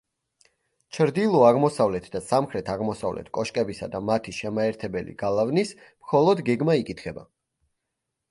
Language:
Georgian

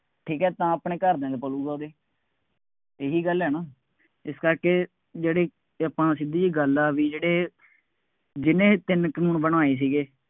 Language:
Punjabi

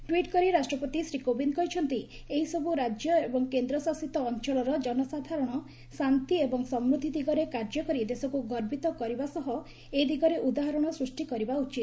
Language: Odia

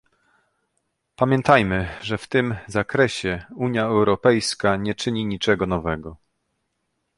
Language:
Polish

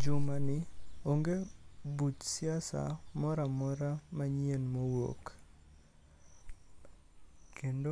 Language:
Luo (Kenya and Tanzania)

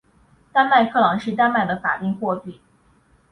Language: Chinese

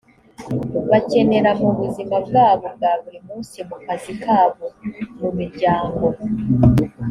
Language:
Kinyarwanda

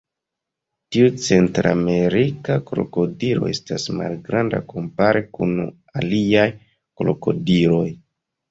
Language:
Esperanto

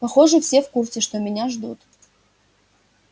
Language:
Russian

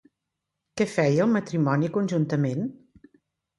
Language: Catalan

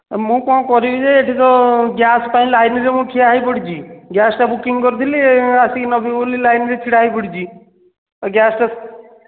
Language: Odia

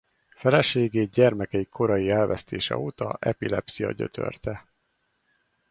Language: Hungarian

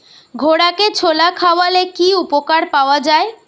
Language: Bangla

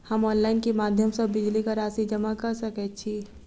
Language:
Maithili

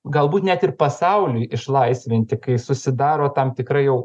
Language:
Lithuanian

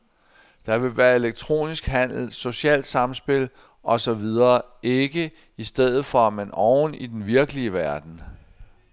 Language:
Danish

